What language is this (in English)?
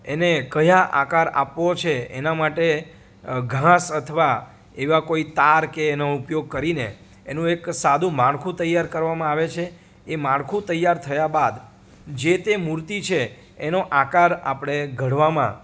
Gujarati